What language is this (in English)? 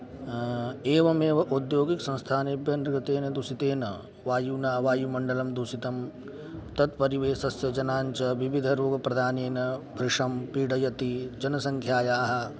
Sanskrit